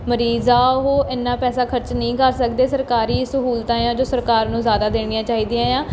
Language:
Punjabi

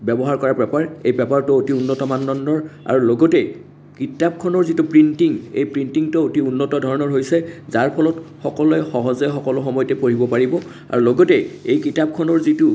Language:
Assamese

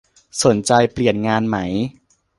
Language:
Thai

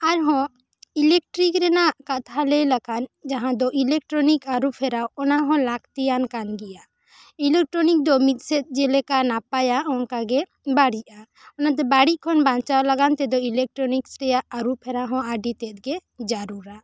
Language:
Santali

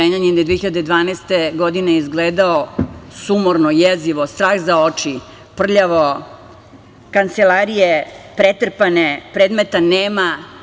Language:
Serbian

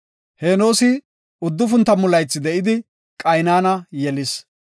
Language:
Gofa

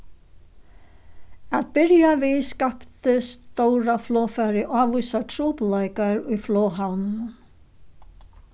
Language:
Faroese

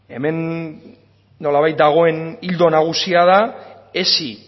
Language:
Basque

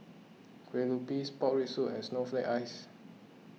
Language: English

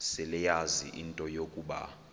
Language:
Xhosa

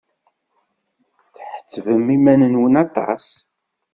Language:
Kabyle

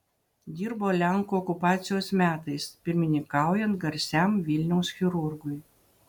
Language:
Lithuanian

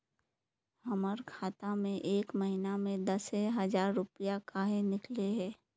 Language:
Magahi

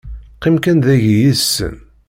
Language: Kabyle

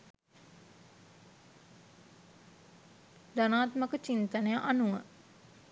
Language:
Sinhala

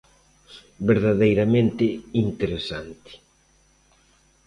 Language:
Galician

